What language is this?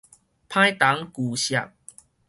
Min Nan Chinese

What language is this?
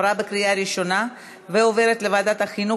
Hebrew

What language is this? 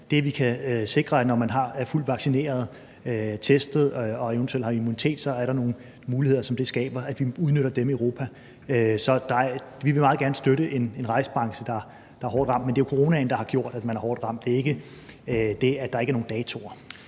Danish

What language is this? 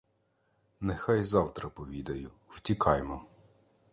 Ukrainian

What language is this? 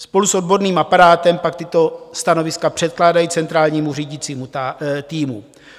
Czech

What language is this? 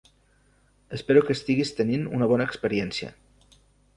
Catalan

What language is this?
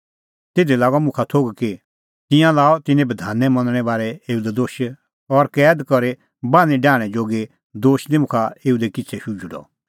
Kullu Pahari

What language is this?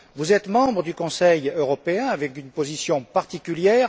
French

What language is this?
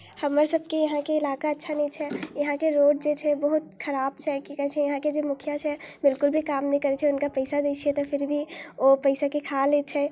Maithili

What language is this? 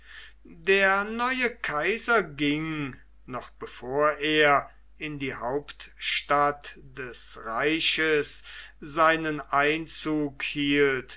German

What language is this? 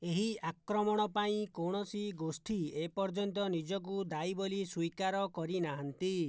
Odia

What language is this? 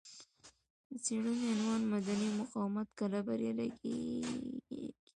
Pashto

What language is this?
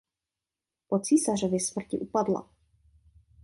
Czech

